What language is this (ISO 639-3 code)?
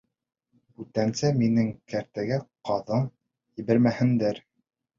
bak